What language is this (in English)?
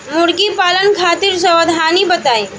Bhojpuri